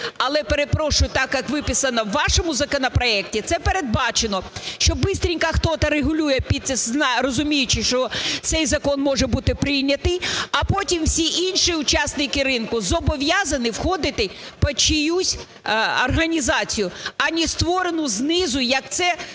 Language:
Ukrainian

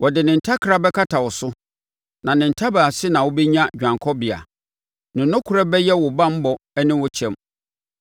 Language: Akan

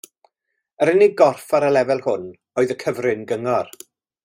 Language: Welsh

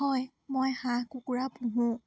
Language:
Assamese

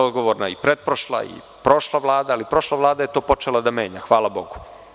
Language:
Serbian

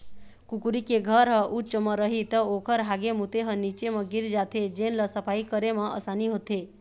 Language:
Chhattisgarhi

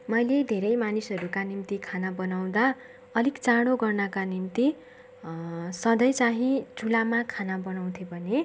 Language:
Nepali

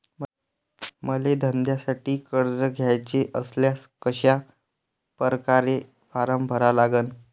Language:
Marathi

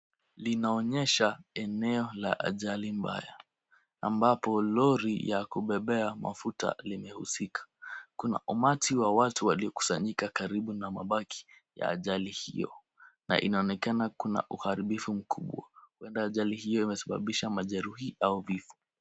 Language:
Swahili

